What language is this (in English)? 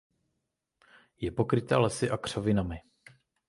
Czech